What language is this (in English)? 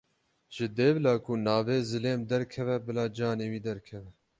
Kurdish